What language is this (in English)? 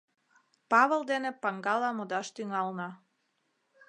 Mari